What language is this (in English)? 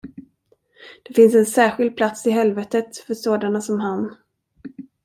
Swedish